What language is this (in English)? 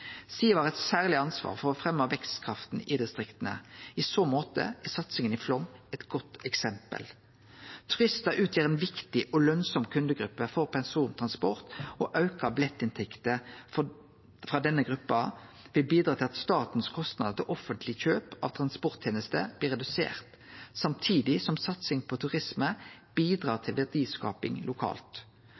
Norwegian Nynorsk